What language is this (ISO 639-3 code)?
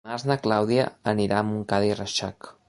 cat